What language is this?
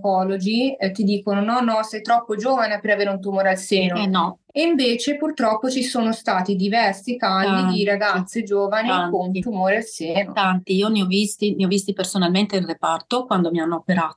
Italian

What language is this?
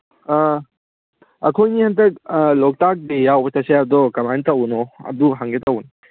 Manipuri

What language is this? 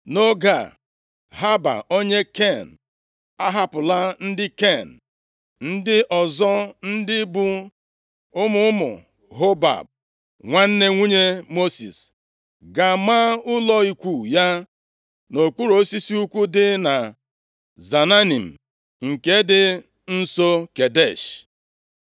Igbo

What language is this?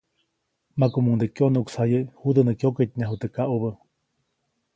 Copainalá Zoque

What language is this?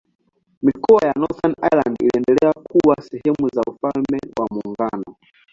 Swahili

